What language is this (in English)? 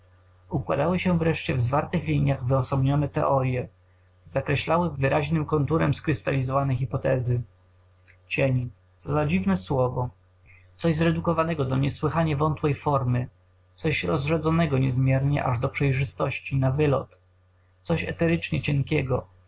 Polish